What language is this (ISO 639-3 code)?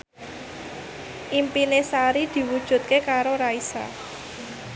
jav